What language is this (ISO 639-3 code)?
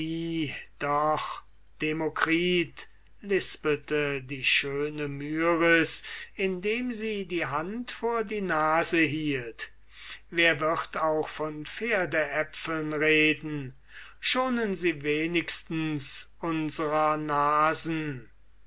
deu